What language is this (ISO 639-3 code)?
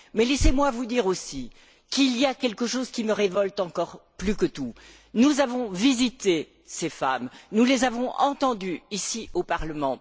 fra